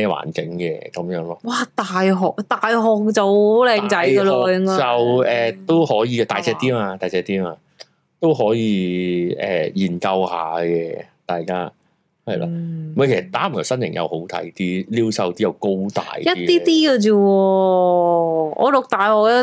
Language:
Chinese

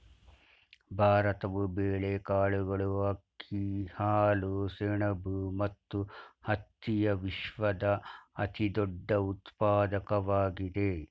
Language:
Kannada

